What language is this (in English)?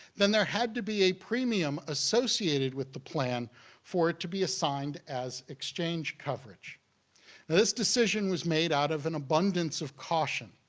English